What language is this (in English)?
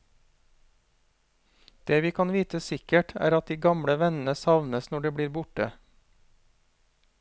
Norwegian